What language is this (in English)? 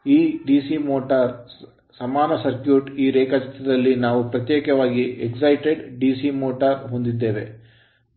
Kannada